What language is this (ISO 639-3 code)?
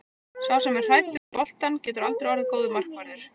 isl